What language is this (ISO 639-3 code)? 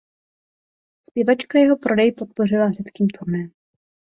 ces